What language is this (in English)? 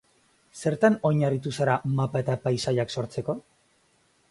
Basque